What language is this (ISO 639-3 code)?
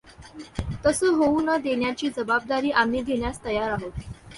mar